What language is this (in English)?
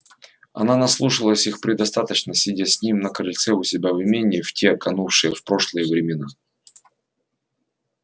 Russian